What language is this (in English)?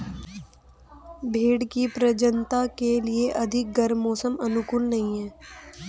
Hindi